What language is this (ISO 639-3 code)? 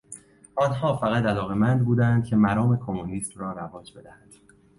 fas